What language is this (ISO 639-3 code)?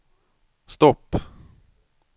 swe